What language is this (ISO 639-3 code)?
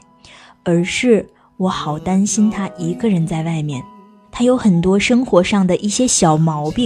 zho